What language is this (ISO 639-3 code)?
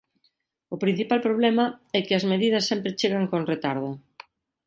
glg